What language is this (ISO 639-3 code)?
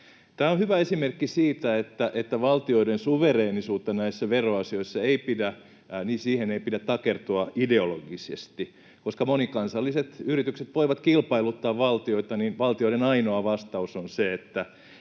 fin